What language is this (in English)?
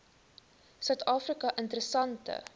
Afrikaans